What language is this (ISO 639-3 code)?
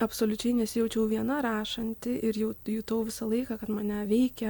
lit